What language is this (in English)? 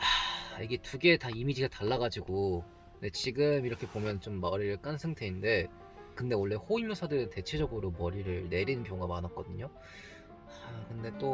Korean